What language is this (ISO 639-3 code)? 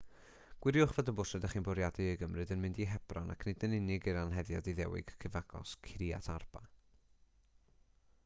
cym